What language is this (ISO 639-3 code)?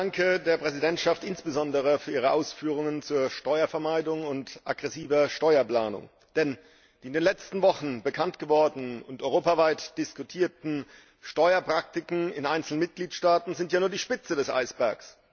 deu